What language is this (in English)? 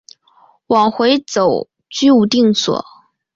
Chinese